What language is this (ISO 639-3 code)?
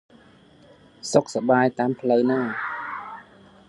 khm